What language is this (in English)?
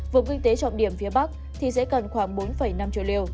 Vietnamese